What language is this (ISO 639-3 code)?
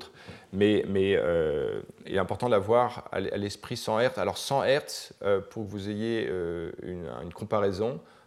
fra